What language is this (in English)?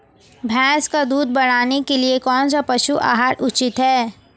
Hindi